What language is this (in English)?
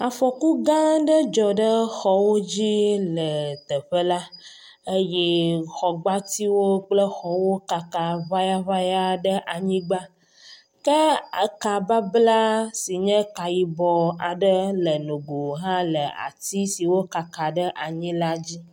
Ewe